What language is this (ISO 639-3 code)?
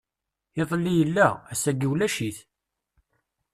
kab